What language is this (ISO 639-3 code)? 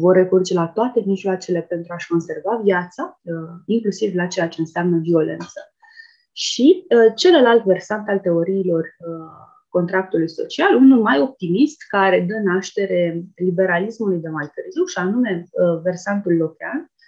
ron